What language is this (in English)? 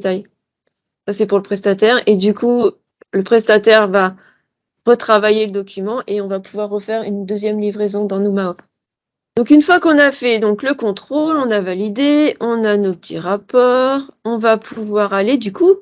French